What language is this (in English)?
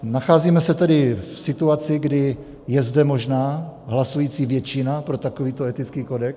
Czech